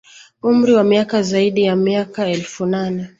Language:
Swahili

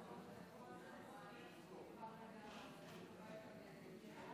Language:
Hebrew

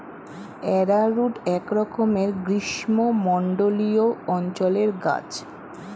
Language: Bangla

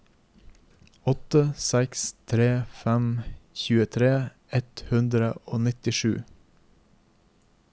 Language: Norwegian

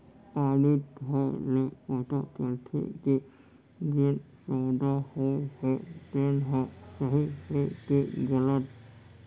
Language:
Chhattisgarhi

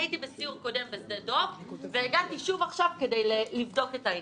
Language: Hebrew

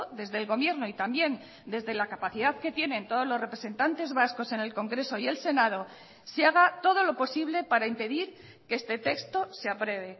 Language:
Spanish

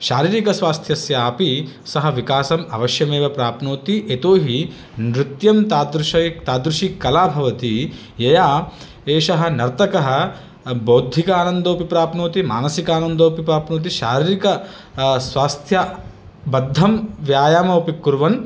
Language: Sanskrit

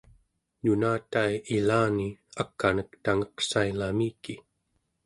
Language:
Central Yupik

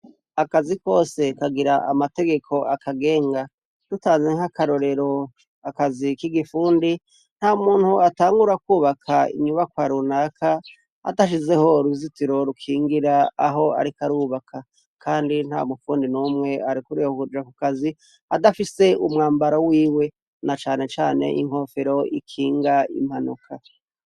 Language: Rundi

